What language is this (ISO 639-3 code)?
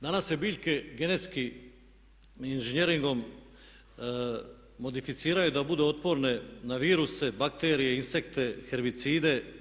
hrv